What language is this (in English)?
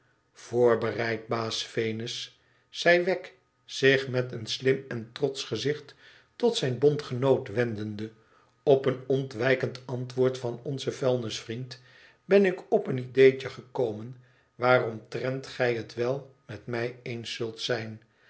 Dutch